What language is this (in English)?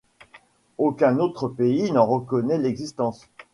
French